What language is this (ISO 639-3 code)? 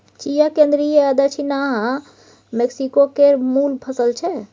mai